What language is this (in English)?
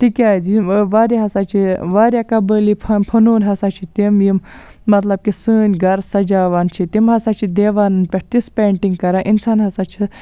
Kashmiri